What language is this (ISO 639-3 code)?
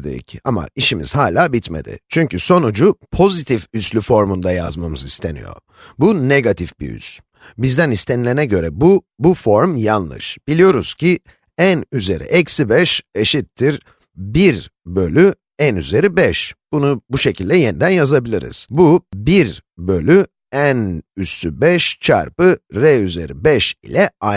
tur